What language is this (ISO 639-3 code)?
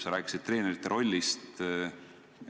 est